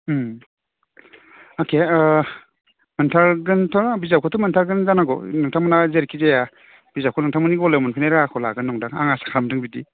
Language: Bodo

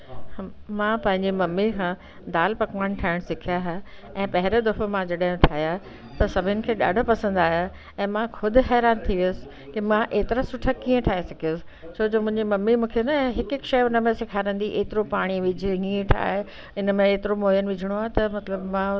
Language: Sindhi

